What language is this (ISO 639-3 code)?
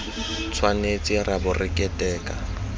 tsn